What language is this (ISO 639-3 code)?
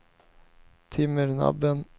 swe